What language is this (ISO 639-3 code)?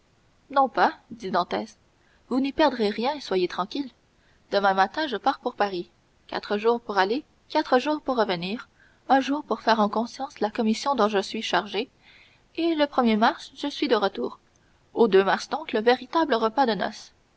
fra